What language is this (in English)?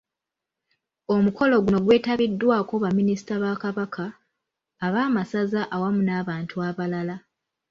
Ganda